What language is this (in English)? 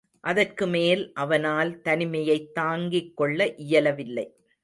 Tamil